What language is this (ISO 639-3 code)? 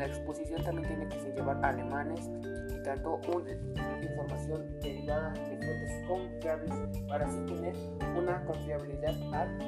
spa